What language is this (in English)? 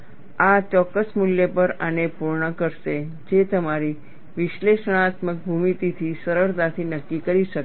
Gujarati